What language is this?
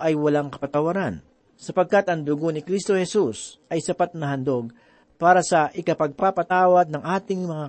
Filipino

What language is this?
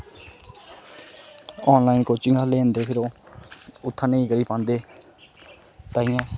Dogri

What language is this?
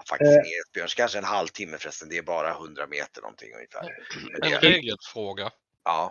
Swedish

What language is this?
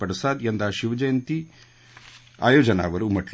Marathi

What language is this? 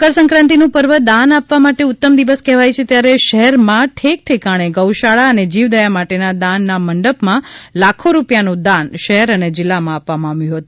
Gujarati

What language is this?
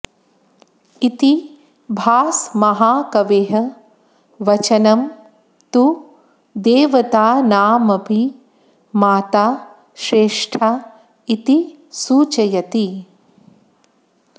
Sanskrit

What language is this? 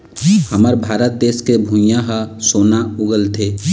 Chhattisgarhi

